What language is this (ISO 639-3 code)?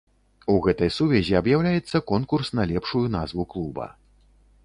bel